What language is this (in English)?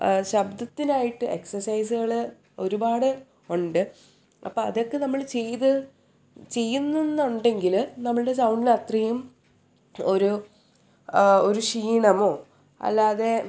Malayalam